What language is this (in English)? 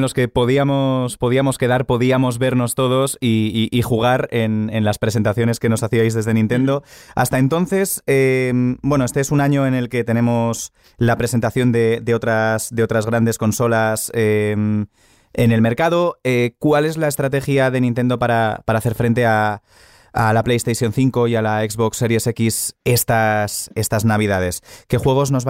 Spanish